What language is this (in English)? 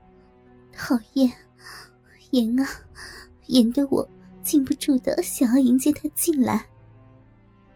Chinese